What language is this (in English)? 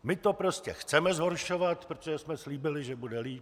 Czech